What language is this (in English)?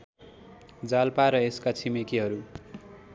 Nepali